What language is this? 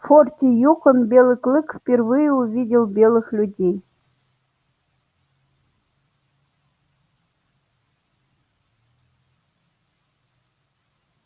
Russian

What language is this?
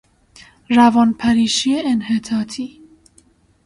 Persian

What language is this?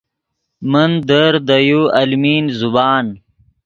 Yidgha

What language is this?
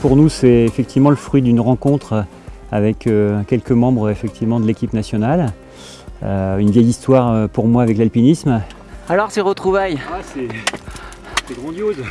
French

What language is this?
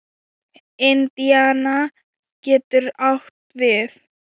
Icelandic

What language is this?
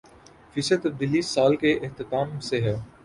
Urdu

